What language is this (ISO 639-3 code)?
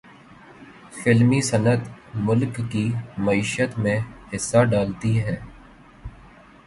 urd